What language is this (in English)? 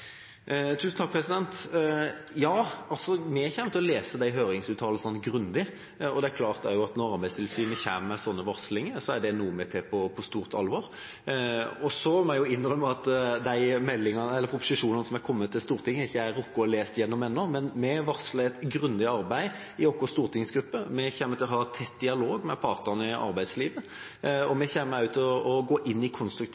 Norwegian